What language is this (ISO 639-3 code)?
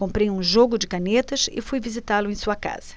por